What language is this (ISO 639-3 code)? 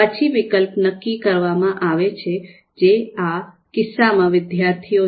guj